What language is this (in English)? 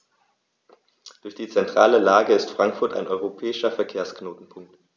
German